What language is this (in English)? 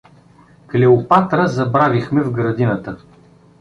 Bulgarian